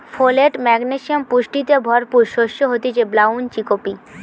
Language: Bangla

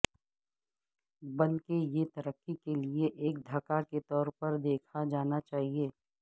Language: Urdu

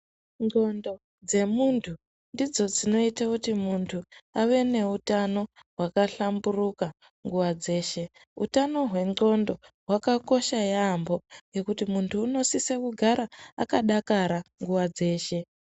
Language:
Ndau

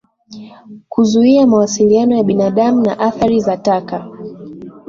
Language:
Swahili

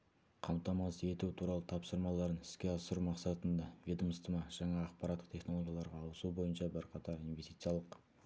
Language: Kazakh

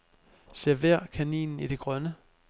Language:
Danish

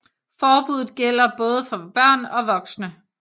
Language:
Danish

